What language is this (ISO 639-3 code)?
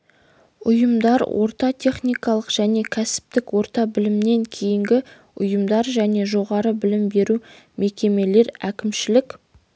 kaz